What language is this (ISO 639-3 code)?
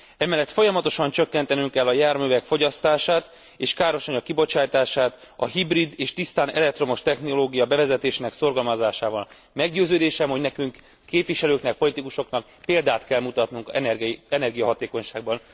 hun